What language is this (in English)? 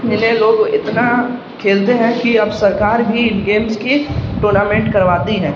Urdu